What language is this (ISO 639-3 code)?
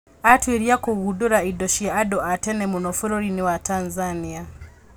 kik